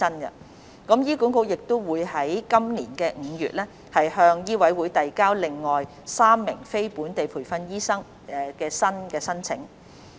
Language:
Cantonese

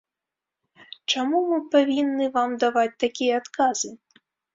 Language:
Belarusian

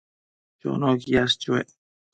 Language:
Matsés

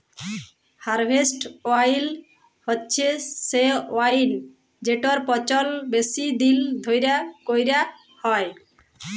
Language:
Bangla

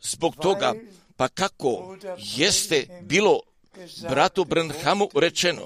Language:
Croatian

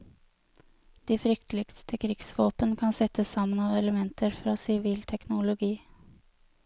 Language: Norwegian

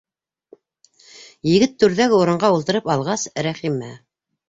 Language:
Bashkir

